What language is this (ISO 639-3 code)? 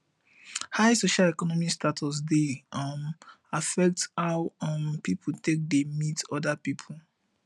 pcm